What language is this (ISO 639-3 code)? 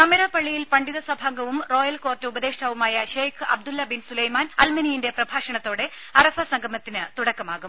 mal